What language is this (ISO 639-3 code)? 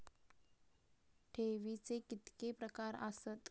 mar